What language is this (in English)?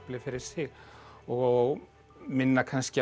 Icelandic